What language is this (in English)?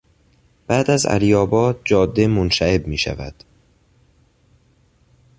Persian